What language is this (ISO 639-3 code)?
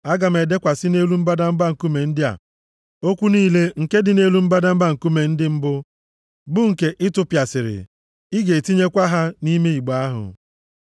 ibo